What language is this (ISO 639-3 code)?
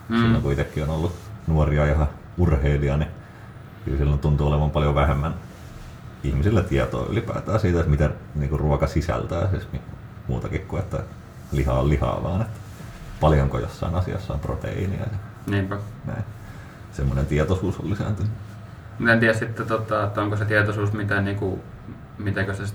fin